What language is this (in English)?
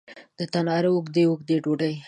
Pashto